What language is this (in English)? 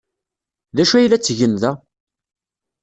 Kabyle